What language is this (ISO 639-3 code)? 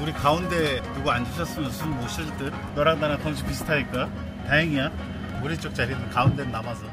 kor